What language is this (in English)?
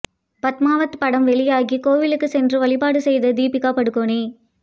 Tamil